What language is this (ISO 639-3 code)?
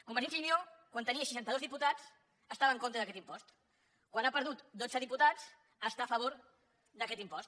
cat